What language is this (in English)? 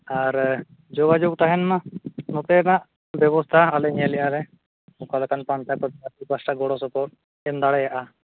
Santali